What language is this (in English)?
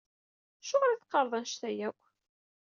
Kabyle